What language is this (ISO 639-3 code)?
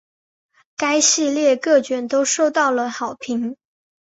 zho